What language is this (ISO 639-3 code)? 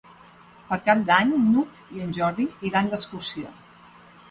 cat